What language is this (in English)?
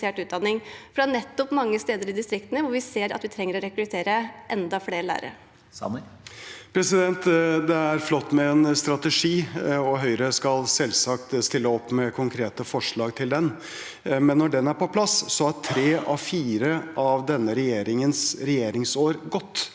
Norwegian